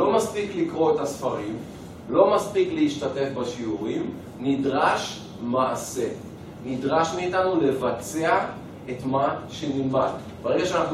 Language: Hebrew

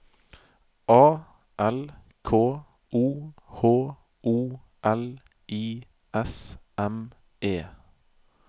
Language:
Norwegian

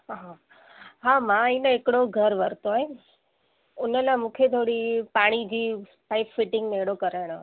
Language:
Sindhi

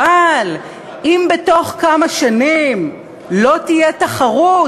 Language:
Hebrew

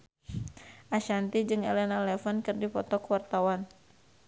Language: Sundanese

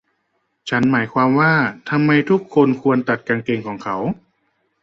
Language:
Thai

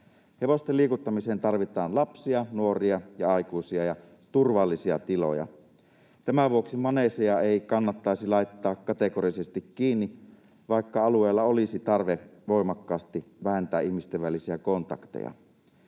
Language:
Finnish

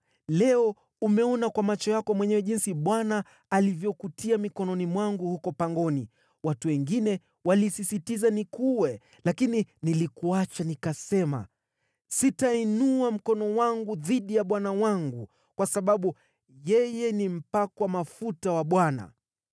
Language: Swahili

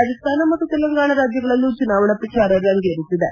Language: Kannada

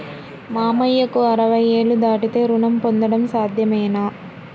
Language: Telugu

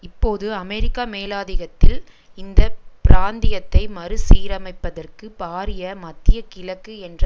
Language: Tamil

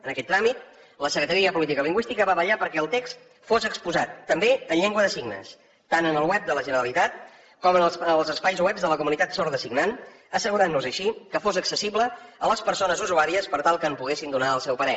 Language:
Catalan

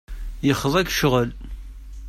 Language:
Kabyle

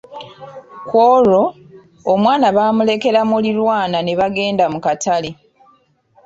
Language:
Ganda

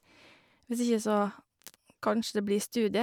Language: Norwegian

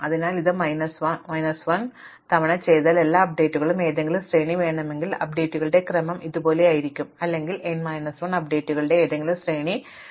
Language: Malayalam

